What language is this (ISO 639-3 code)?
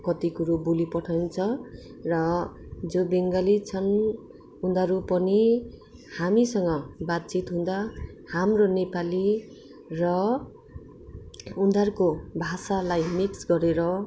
nep